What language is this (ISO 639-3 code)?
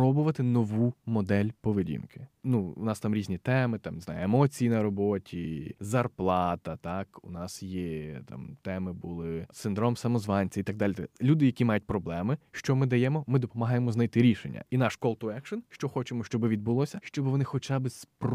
ukr